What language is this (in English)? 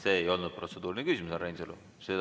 Estonian